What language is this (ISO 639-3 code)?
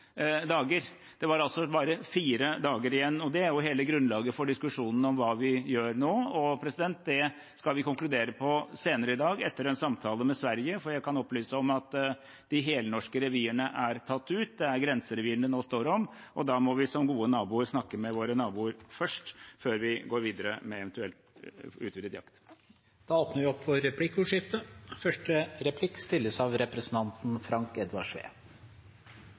nor